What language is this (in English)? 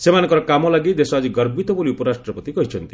Odia